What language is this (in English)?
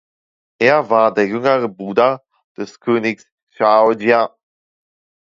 German